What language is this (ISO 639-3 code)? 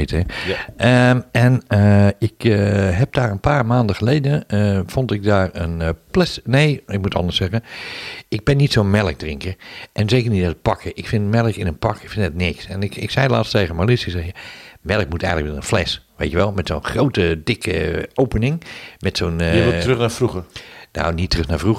nld